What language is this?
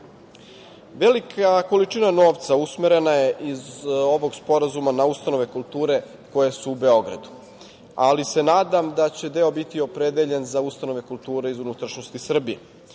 Serbian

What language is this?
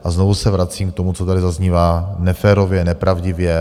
Czech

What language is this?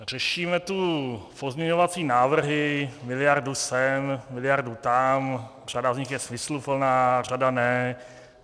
Czech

